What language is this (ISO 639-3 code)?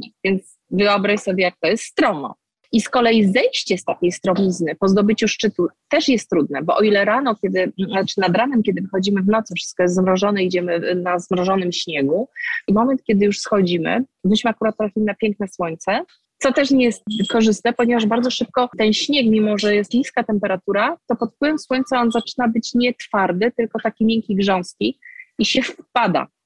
pol